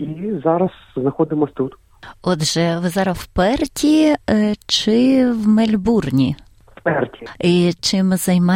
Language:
Ukrainian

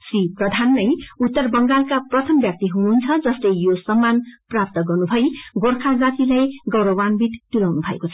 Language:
Nepali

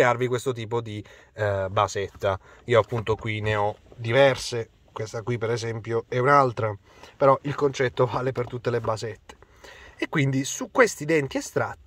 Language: Italian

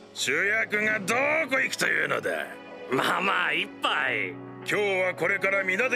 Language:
Japanese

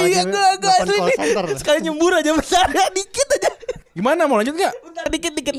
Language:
Indonesian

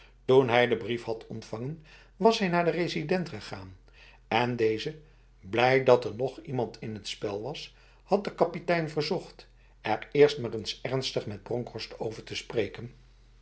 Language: Dutch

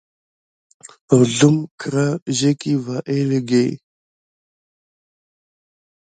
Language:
Gidar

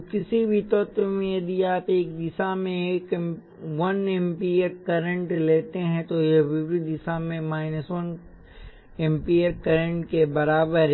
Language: Hindi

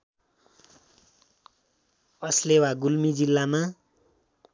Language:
Nepali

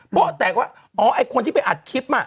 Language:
Thai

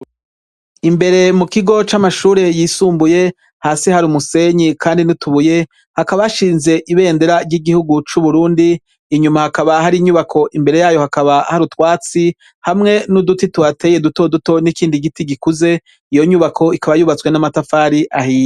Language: Rundi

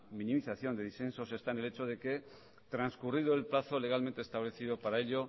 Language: Spanish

